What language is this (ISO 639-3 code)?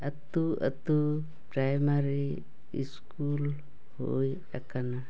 sat